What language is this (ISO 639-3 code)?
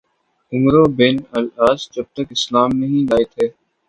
urd